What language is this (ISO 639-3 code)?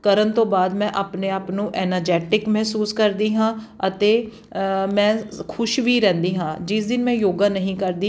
pan